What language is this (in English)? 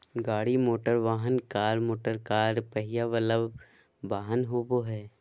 Magahi